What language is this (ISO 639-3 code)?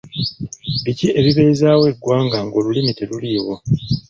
lug